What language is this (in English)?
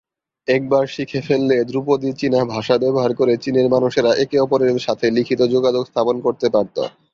Bangla